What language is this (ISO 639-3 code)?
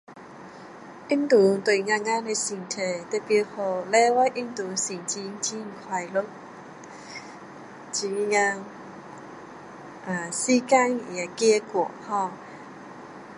cdo